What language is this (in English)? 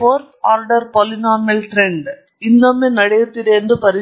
Kannada